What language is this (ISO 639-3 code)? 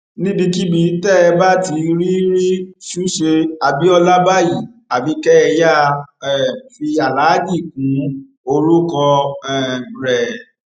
yor